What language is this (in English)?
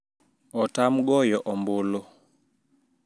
Luo (Kenya and Tanzania)